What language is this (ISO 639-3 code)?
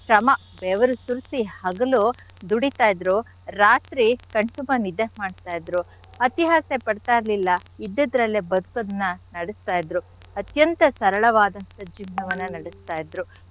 kan